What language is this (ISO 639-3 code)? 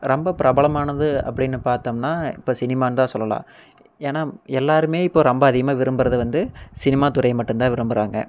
tam